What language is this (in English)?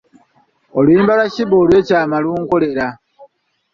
Ganda